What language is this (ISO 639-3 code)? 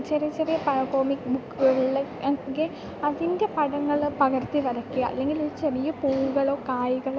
mal